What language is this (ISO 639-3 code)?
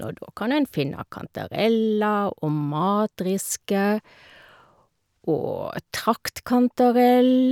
nor